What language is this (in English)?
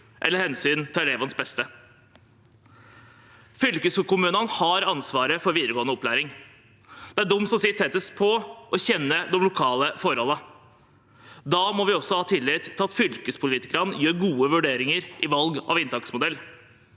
Norwegian